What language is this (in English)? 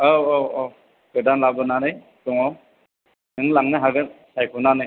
Bodo